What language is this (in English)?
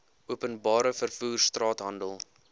Afrikaans